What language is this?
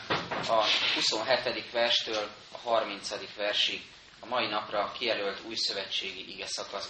Hungarian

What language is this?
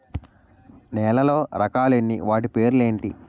Telugu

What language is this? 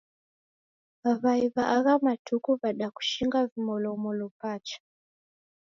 Taita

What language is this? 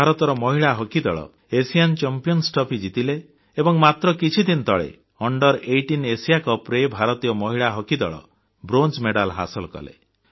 Odia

